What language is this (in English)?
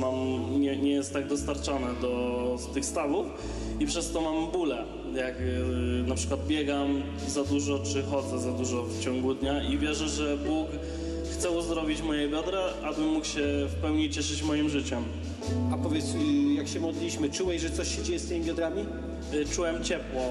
Polish